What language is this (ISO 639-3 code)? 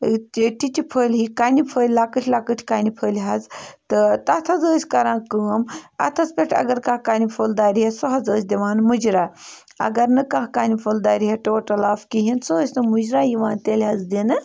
kas